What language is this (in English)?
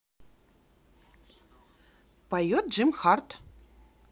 Russian